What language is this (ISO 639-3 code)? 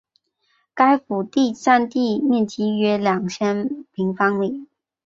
zho